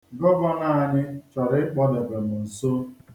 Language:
Igbo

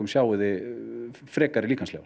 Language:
Icelandic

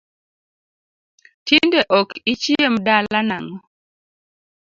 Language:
Luo (Kenya and Tanzania)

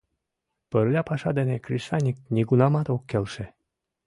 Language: Mari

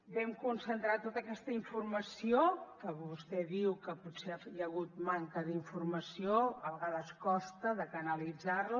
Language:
Catalan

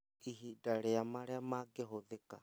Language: Kikuyu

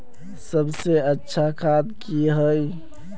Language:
Magahi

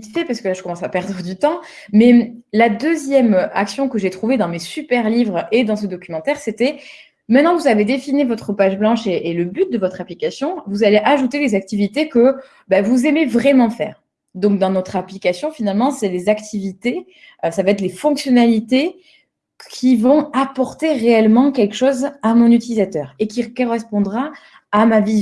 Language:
French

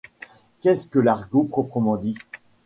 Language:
French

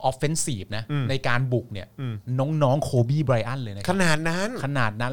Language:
Thai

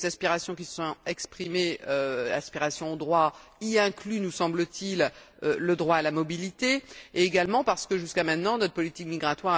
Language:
French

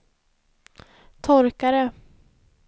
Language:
Swedish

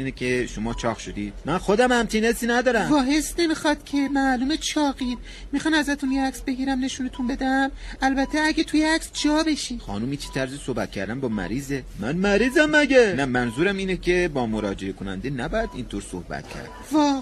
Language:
Persian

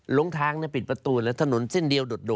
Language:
Thai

